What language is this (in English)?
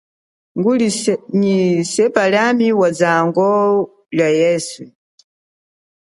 Chokwe